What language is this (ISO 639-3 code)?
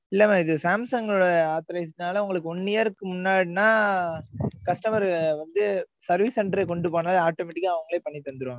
tam